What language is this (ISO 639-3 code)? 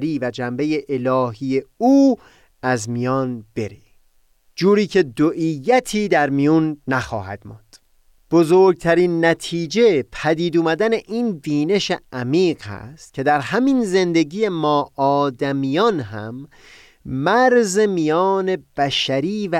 fas